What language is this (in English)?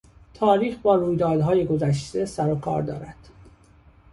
Persian